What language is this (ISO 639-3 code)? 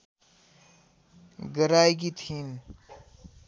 nep